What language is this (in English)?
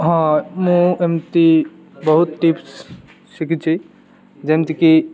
Odia